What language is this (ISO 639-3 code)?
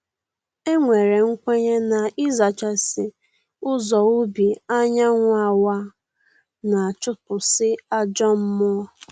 ibo